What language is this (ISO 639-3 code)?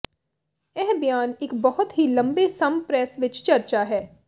pan